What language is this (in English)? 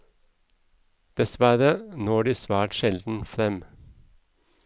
Norwegian